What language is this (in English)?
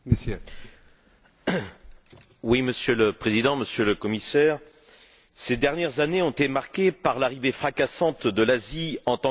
French